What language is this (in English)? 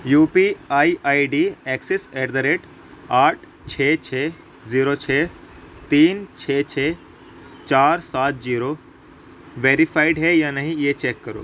Urdu